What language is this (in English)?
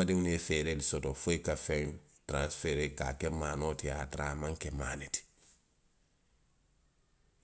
Western Maninkakan